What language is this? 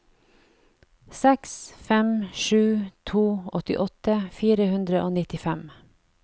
Norwegian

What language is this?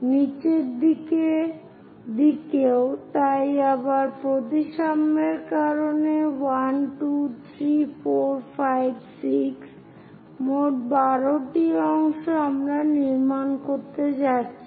Bangla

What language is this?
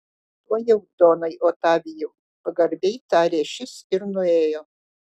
Lithuanian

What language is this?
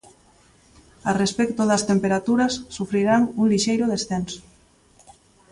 Galician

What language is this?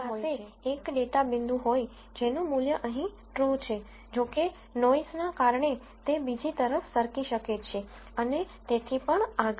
Gujarati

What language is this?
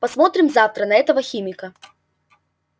Russian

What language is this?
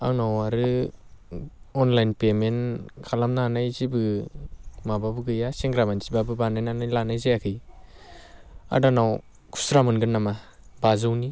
Bodo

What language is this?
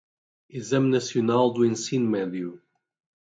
Portuguese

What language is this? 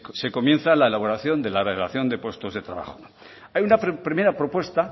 Spanish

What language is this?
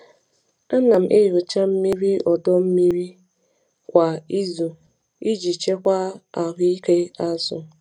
Igbo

